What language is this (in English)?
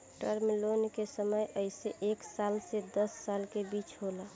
Bhojpuri